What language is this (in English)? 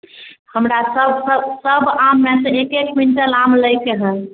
Maithili